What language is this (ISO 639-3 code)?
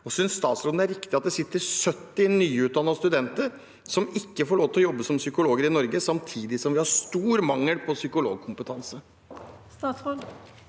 nor